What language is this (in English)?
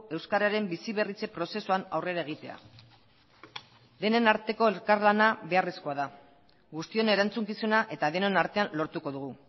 Basque